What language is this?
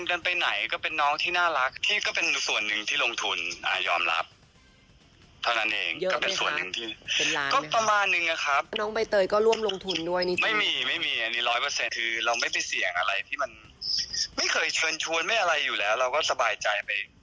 Thai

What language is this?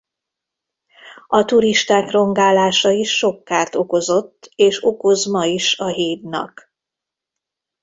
Hungarian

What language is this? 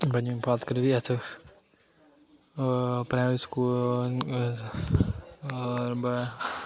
Dogri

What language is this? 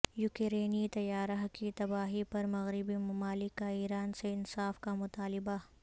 Urdu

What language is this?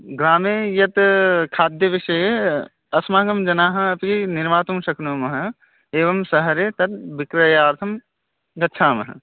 Sanskrit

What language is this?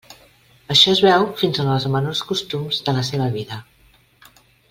Catalan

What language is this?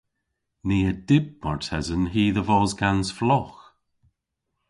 Cornish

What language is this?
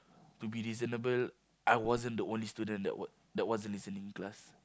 English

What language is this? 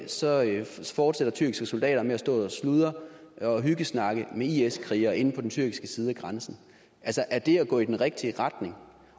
Danish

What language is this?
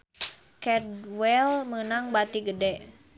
Sundanese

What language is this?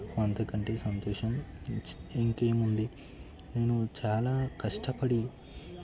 Telugu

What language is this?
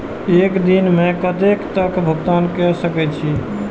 Maithili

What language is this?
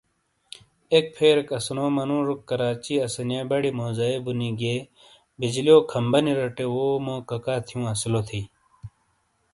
Shina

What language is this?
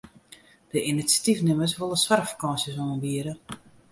Western Frisian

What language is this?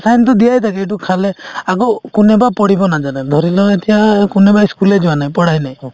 Assamese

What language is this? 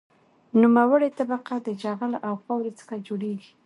Pashto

